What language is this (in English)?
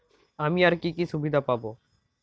Bangla